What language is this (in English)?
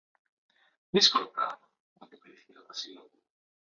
Greek